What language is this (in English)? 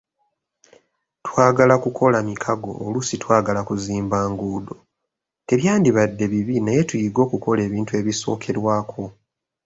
Ganda